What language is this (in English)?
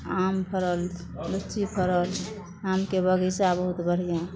Maithili